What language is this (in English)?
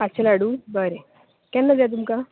Konkani